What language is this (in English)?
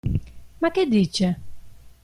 Italian